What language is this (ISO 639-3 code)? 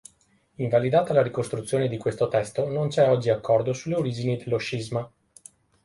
ita